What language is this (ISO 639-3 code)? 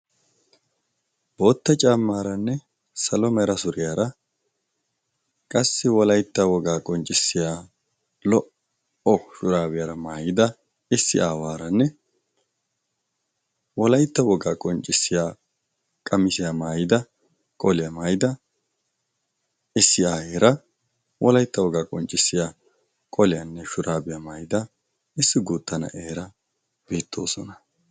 wal